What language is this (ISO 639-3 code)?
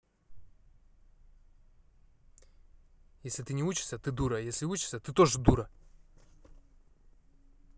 rus